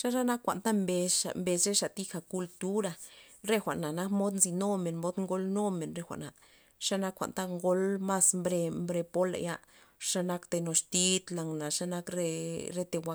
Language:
Loxicha Zapotec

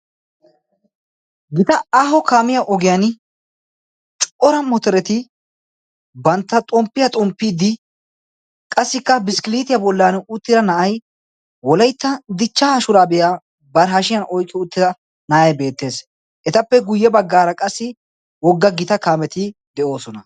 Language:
Wolaytta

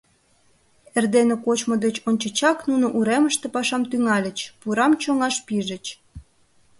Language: Mari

